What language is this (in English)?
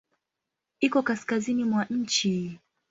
Swahili